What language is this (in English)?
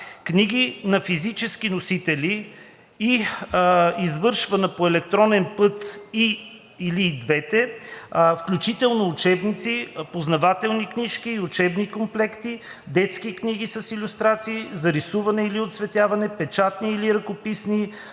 Bulgarian